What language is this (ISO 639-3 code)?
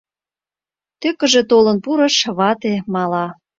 chm